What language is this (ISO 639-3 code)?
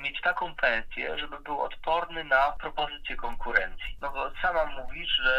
pol